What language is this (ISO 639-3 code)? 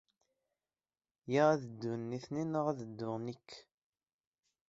kab